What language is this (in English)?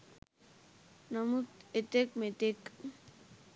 Sinhala